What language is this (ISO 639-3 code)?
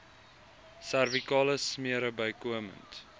afr